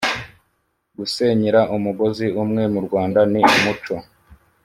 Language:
Kinyarwanda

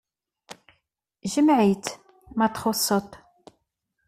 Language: Kabyle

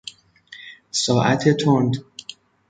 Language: Persian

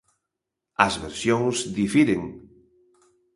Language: Galician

